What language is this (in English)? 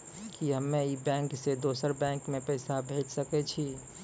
Maithili